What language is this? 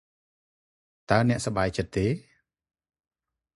Khmer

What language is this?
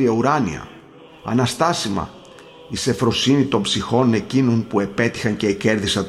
Greek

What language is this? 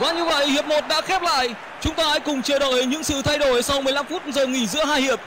Vietnamese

